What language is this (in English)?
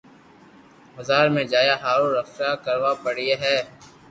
Loarki